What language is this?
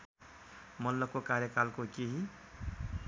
Nepali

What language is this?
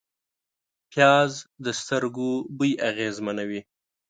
Pashto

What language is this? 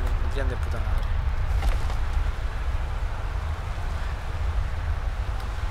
Spanish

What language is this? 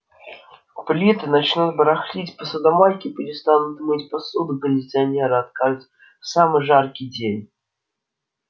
Russian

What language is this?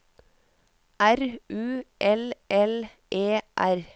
Norwegian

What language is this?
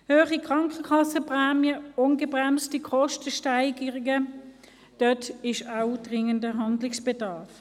Swiss German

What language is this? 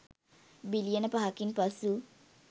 Sinhala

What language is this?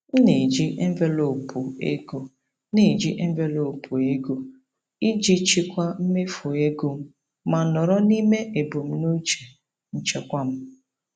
Igbo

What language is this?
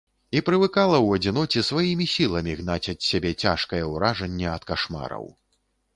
Belarusian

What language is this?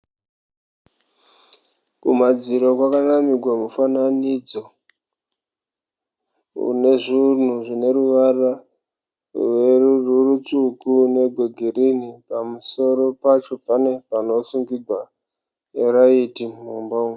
Shona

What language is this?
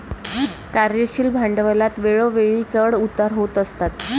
Marathi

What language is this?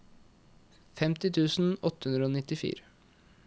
Norwegian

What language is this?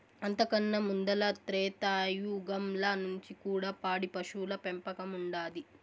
Telugu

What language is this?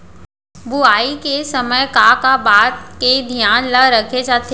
Chhattisgarhi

